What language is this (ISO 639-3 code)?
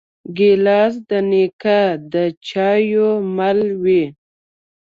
pus